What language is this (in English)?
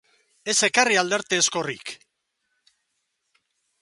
Basque